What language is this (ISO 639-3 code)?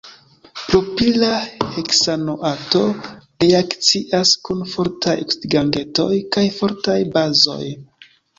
epo